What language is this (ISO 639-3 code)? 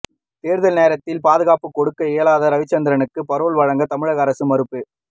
tam